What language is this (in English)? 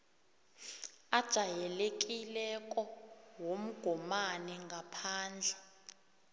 South Ndebele